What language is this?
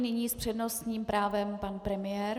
Czech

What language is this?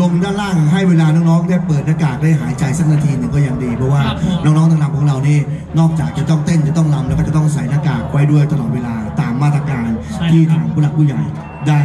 Thai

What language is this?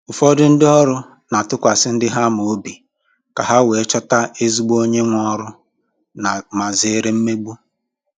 Igbo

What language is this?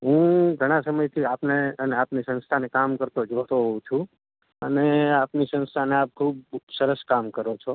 Gujarati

